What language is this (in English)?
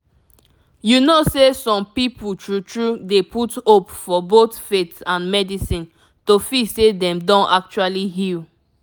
Nigerian Pidgin